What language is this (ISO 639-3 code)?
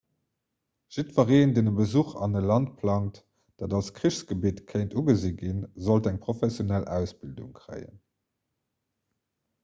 ltz